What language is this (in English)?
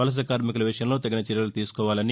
Telugu